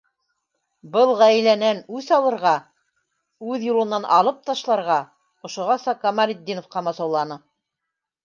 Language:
Bashkir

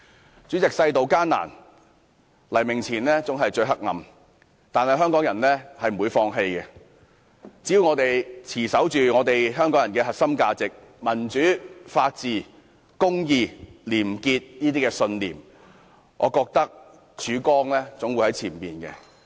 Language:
Cantonese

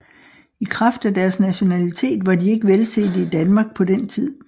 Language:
Danish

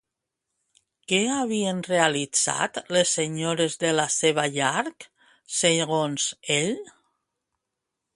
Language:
Catalan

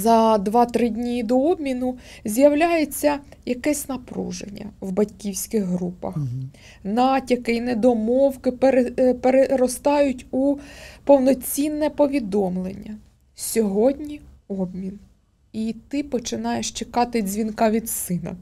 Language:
Ukrainian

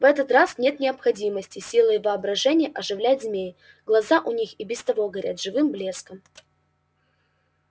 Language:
Russian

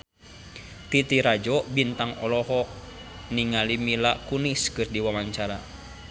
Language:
Sundanese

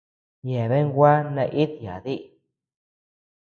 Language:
Tepeuxila Cuicatec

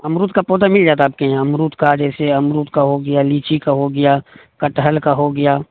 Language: Urdu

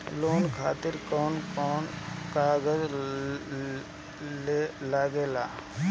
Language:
Bhojpuri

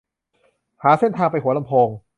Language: Thai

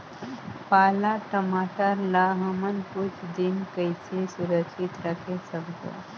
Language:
Chhattisgarhi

